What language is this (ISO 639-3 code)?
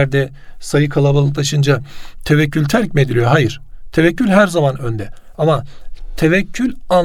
tur